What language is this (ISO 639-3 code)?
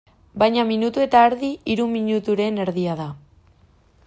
eus